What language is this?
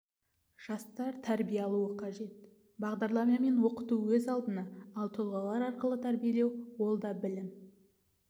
Kazakh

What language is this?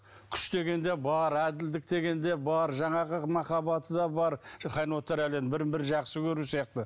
Kazakh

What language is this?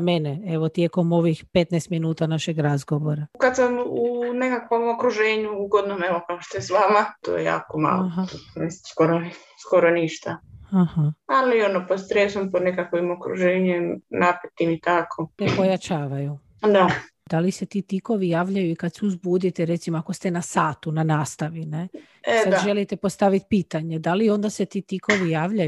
Croatian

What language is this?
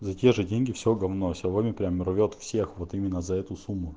Russian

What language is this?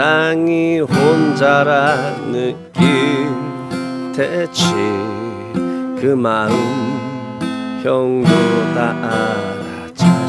Korean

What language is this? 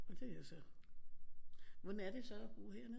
Danish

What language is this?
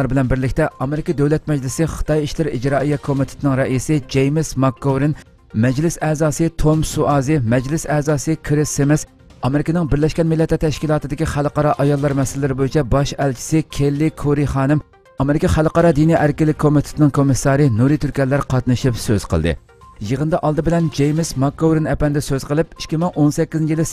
Turkish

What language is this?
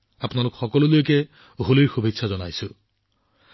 Assamese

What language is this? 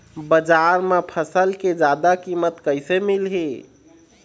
Chhattisgarhi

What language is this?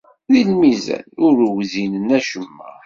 Kabyle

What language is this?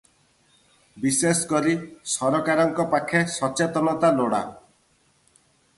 Odia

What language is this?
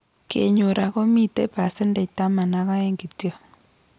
Kalenjin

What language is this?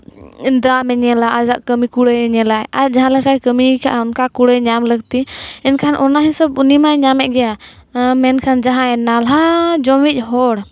Santali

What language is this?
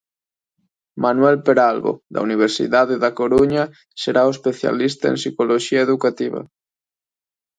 Galician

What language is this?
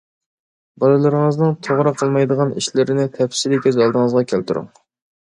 Uyghur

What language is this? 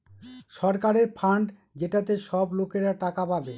Bangla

